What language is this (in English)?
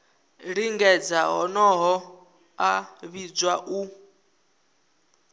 Venda